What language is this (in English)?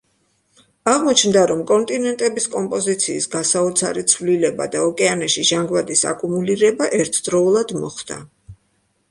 Georgian